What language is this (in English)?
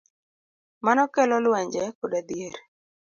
Luo (Kenya and Tanzania)